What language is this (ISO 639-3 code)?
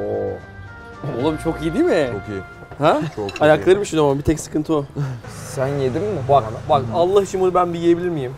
tur